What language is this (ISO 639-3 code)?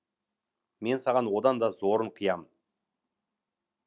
kaz